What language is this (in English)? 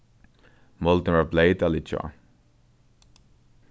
Faroese